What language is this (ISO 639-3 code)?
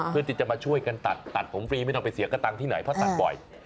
tha